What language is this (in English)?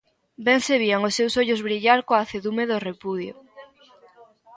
Galician